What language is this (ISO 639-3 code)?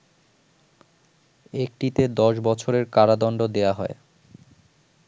ben